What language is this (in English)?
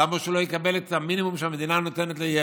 Hebrew